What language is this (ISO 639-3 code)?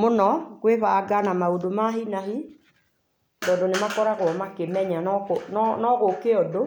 kik